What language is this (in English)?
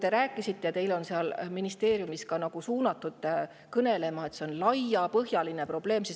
Estonian